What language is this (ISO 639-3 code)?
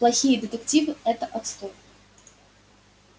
rus